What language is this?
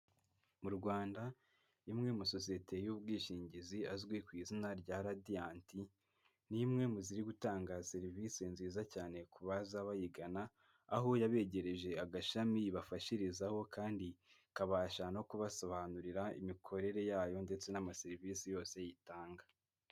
Kinyarwanda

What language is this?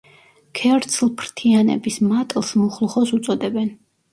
Georgian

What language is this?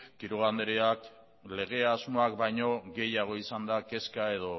Basque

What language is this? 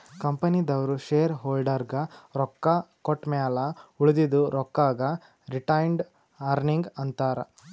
Kannada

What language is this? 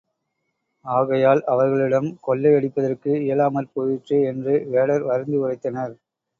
Tamil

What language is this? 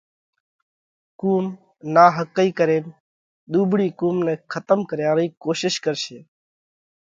Parkari Koli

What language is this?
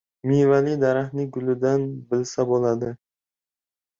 Uzbek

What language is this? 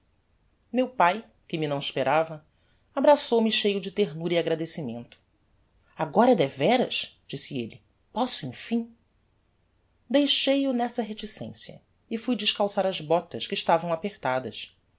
Portuguese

